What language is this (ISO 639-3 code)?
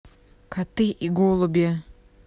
rus